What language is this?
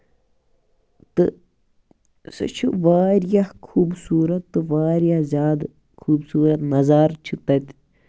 Kashmiri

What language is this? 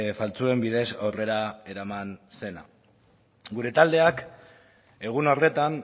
Basque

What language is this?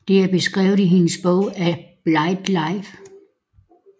Danish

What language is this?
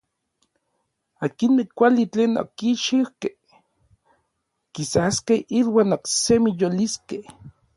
Orizaba Nahuatl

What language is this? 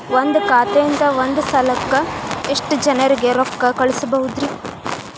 Kannada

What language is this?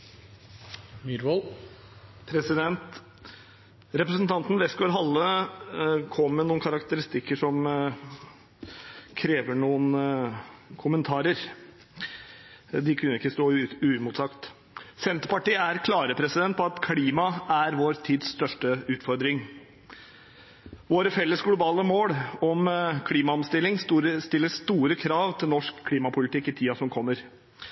Norwegian Bokmål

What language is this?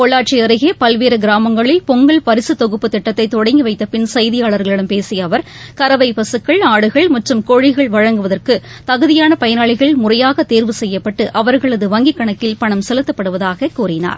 Tamil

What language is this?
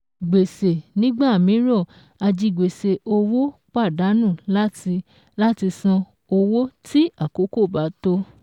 Yoruba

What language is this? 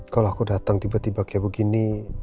Indonesian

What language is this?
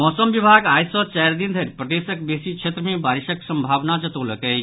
Maithili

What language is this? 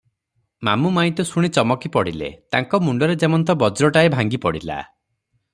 Odia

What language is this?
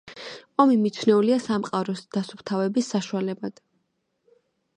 Georgian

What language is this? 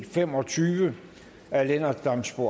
Danish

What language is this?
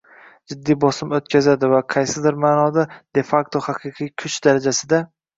Uzbek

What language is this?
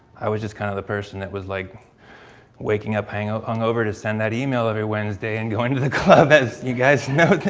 English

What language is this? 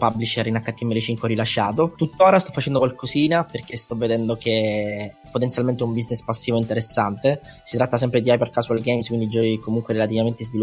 Italian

